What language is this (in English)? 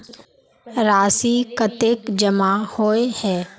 Magahi